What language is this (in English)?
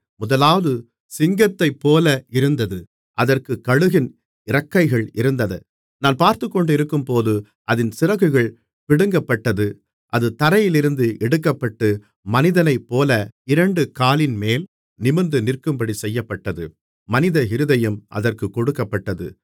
Tamil